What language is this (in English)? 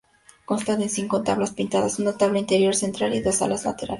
Spanish